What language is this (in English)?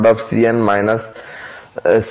Bangla